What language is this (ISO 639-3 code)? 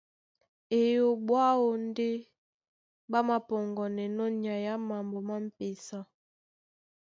dua